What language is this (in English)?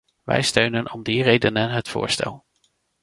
Dutch